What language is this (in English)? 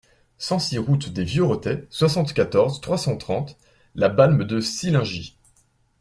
French